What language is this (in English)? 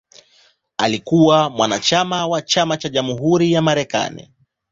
Swahili